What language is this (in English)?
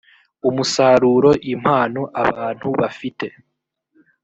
Kinyarwanda